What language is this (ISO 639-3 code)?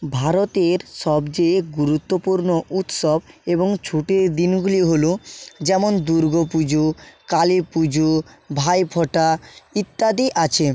ben